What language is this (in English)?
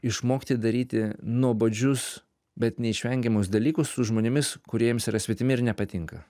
Lithuanian